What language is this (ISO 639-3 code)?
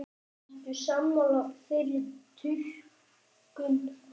isl